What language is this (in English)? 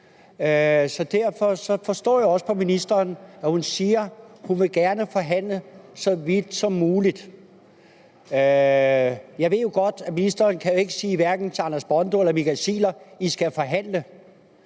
Danish